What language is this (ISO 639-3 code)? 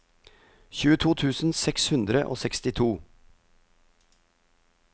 nor